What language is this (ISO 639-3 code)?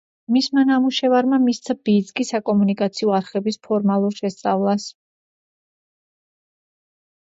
kat